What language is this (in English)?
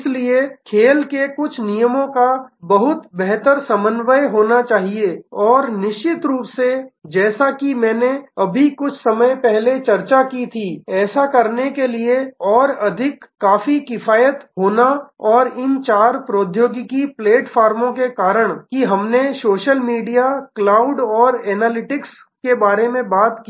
Hindi